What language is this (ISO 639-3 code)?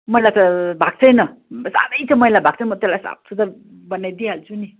nep